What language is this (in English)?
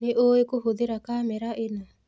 Kikuyu